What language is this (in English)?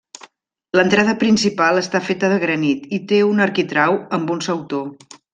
Catalan